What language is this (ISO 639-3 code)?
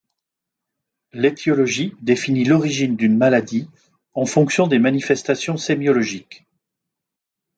fra